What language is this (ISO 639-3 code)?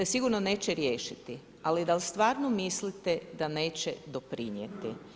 hrv